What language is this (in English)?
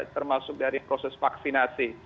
Indonesian